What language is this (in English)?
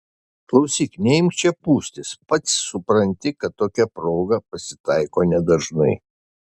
Lithuanian